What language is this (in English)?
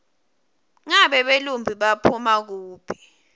Swati